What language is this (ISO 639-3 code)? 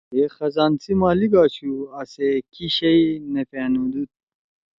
trw